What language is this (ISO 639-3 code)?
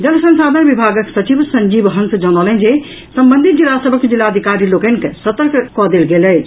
mai